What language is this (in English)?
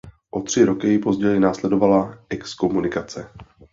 Czech